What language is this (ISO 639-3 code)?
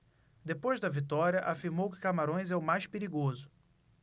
por